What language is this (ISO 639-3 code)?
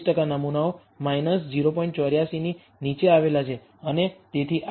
guj